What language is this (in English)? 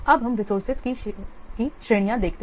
Hindi